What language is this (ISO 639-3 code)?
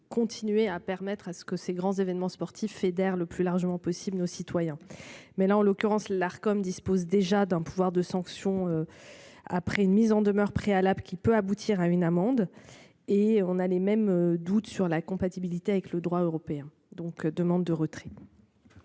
fra